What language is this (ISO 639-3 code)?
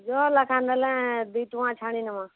ori